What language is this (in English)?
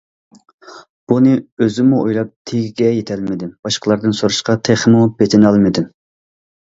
Uyghur